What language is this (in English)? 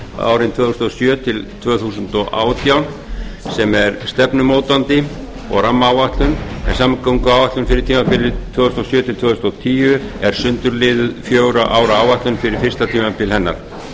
Icelandic